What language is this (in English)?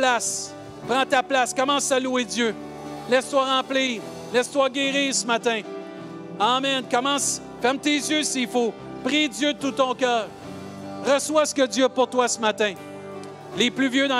French